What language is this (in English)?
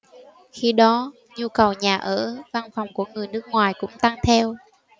Vietnamese